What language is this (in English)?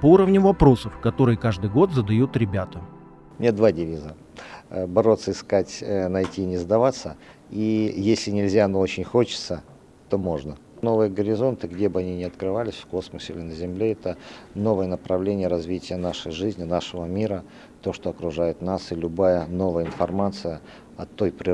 Russian